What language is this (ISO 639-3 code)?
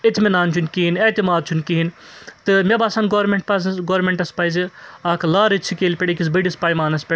kas